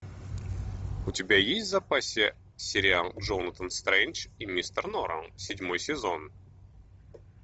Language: Russian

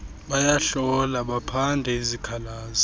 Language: Xhosa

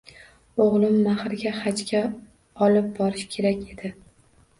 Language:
Uzbek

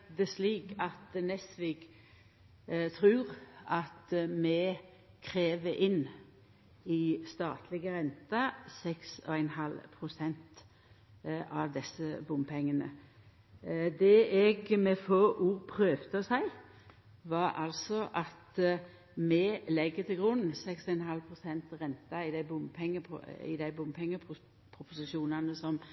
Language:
Norwegian Nynorsk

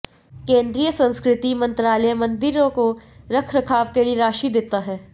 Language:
Hindi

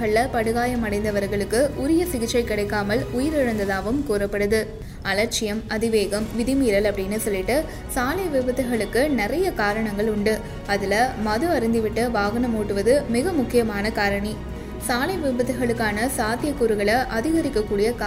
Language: Tamil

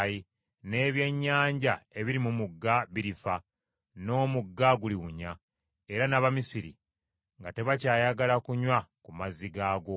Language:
Ganda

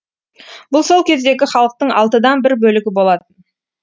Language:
Kazakh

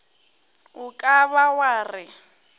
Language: Northern Sotho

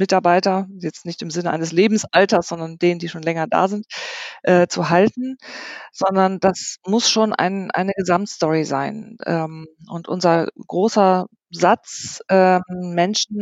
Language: German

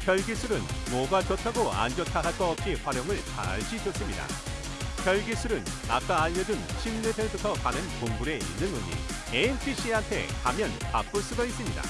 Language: Korean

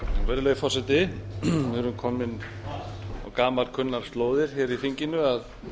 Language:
Icelandic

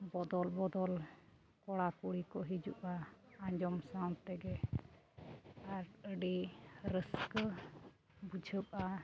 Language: Santali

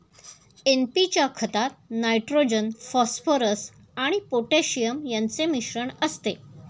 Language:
Marathi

